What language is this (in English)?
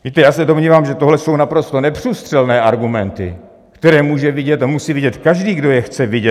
Czech